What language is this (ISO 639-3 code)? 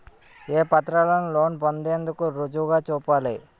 tel